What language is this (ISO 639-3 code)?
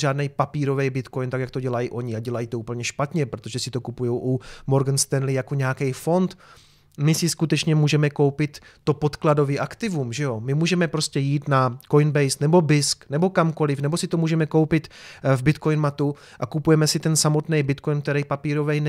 ces